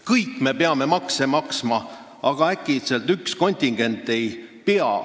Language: Estonian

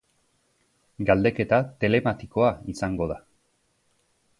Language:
Basque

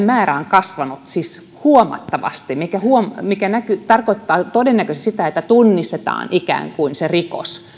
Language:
Finnish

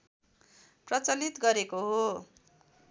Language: Nepali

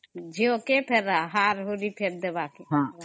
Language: Odia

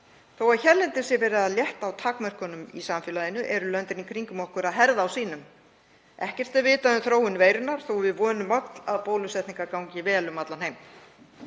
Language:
Icelandic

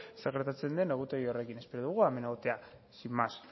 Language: Basque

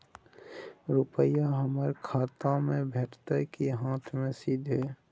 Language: Maithili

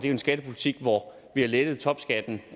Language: Danish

